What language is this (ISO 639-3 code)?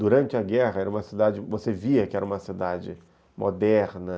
por